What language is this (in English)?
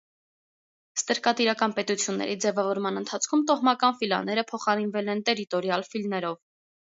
Armenian